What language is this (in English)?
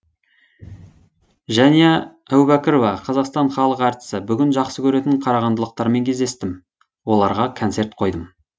Kazakh